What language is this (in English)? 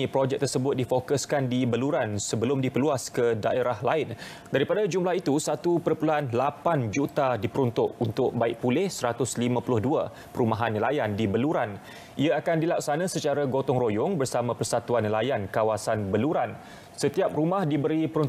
Malay